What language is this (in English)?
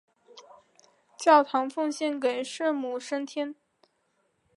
Chinese